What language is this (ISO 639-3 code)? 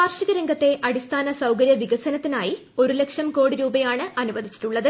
mal